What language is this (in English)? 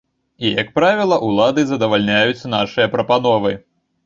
Belarusian